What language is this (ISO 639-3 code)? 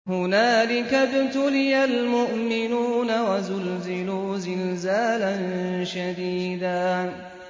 ara